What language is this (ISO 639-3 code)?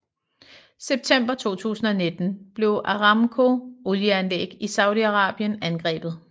dan